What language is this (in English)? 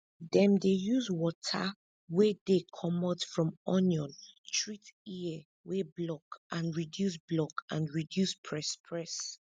Nigerian Pidgin